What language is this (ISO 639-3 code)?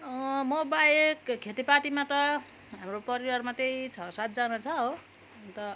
nep